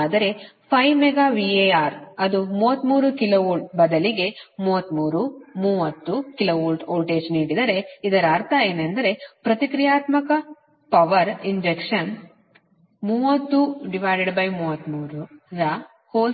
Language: Kannada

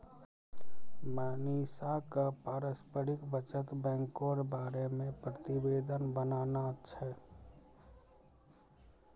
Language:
Maithili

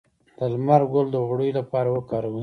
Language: Pashto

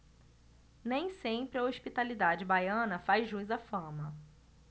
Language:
Portuguese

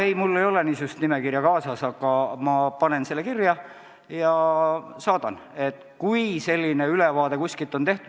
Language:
Estonian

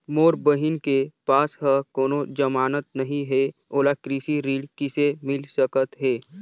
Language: Chhattisgarhi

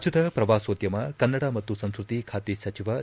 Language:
Kannada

